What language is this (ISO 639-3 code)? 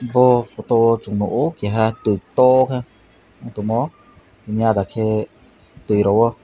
trp